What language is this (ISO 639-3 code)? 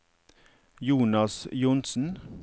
nor